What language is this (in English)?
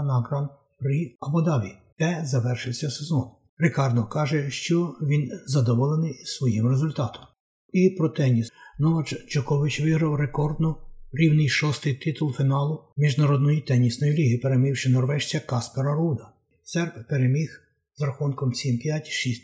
Ukrainian